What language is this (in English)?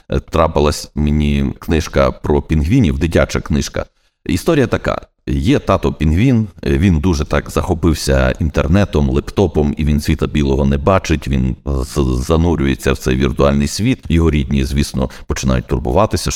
Ukrainian